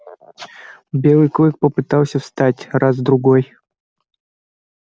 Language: Russian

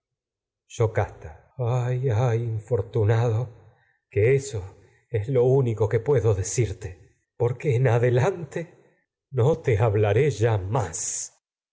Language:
Spanish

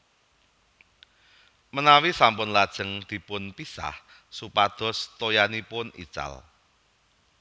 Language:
Javanese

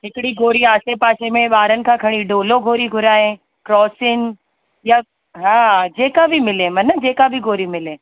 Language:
Sindhi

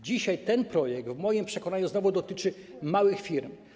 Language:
Polish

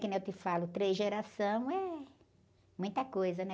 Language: Portuguese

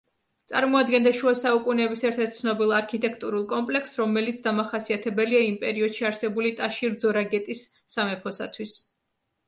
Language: Georgian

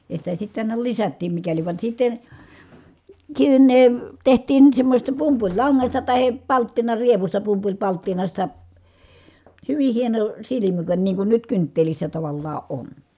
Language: Finnish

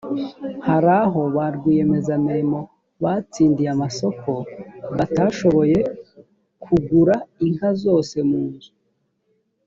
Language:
Kinyarwanda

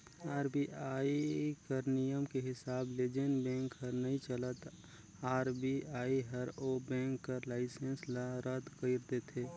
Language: Chhattisgarhi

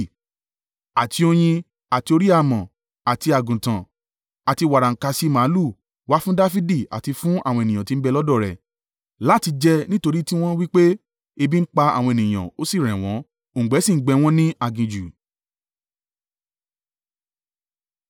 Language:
Yoruba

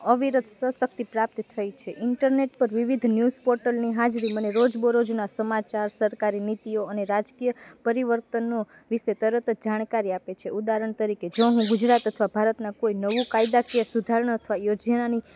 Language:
Gujarati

